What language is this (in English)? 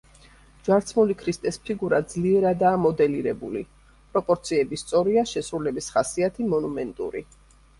Georgian